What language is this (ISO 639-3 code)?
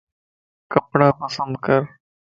lss